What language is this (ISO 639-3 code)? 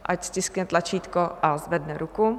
ces